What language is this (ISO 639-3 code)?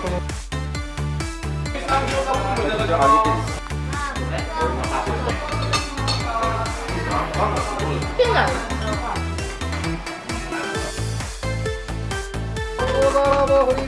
jpn